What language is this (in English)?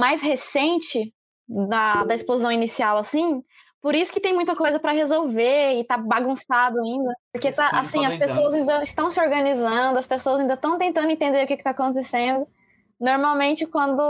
Portuguese